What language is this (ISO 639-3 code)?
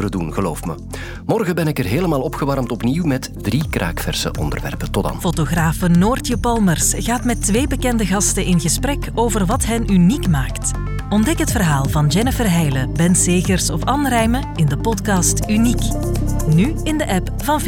nld